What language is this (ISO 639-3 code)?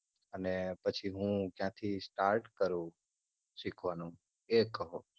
guj